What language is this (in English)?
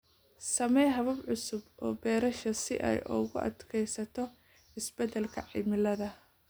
Somali